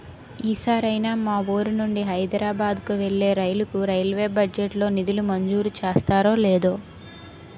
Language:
Telugu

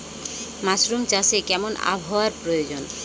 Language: Bangla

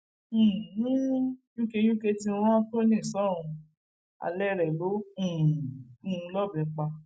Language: Yoruba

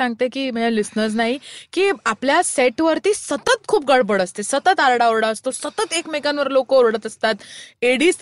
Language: Marathi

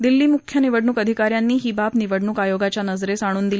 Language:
Marathi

